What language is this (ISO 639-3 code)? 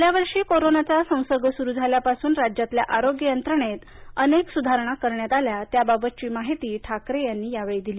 mar